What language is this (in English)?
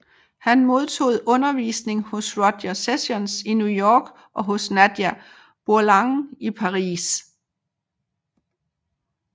Danish